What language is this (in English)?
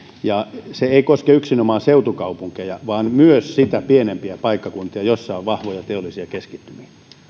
Finnish